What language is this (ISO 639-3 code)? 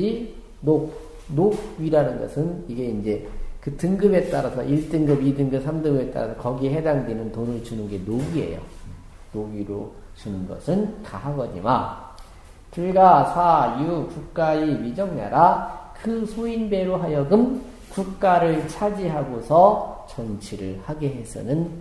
kor